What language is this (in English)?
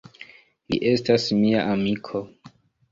Esperanto